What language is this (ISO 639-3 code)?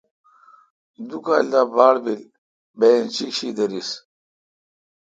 xka